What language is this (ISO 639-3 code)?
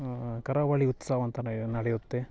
kan